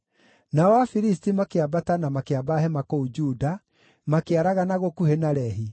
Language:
Kikuyu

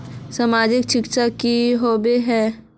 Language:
Magahi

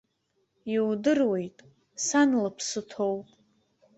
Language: Abkhazian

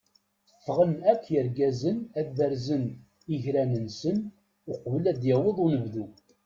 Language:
Kabyle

